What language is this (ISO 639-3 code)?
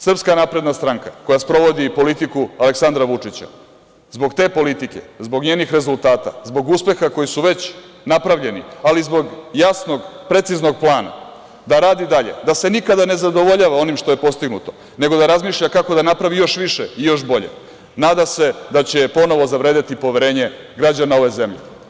srp